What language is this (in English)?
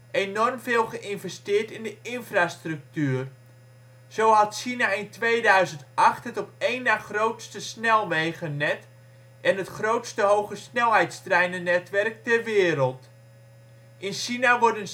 Dutch